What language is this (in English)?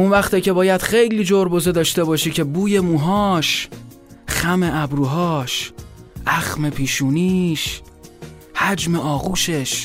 Persian